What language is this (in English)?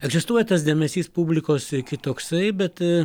Lithuanian